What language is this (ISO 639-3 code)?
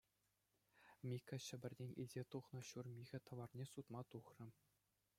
chv